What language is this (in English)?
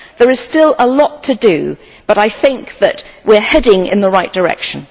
English